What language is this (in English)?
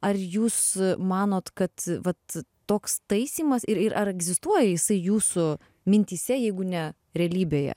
Lithuanian